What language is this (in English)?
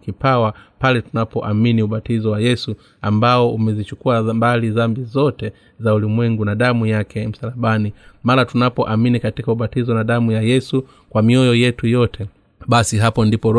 Swahili